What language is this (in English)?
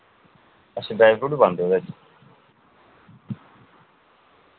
Dogri